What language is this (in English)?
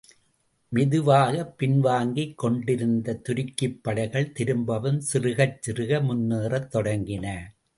Tamil